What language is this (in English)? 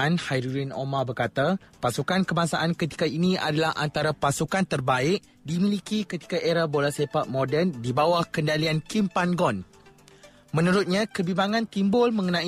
Malay